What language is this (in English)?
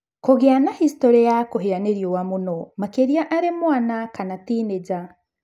Kikuyu